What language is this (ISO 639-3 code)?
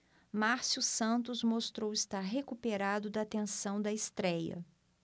por